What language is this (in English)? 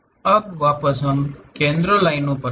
Hindi